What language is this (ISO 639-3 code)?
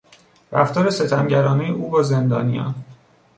fas